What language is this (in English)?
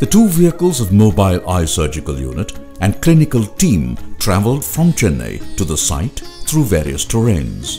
English